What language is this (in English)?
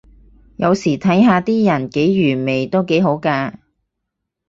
Cantonese